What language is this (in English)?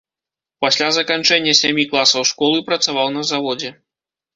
Belarusian